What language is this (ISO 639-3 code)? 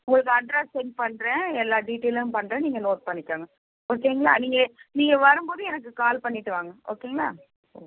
tam